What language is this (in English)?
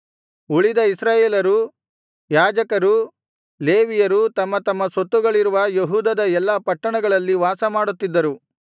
Kannada